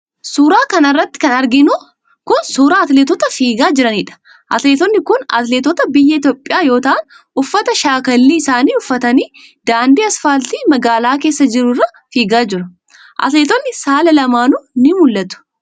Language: Oromo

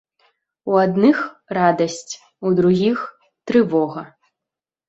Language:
Belarusian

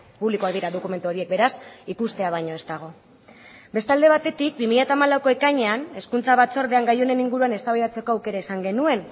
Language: Basque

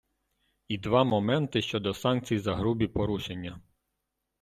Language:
Ukrainian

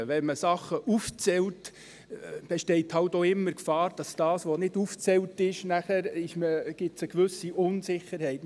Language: Swiss German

